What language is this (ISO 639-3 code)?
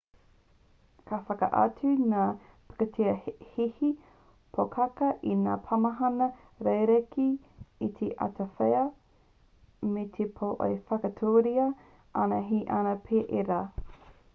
mri